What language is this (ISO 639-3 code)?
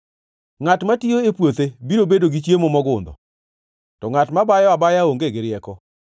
luo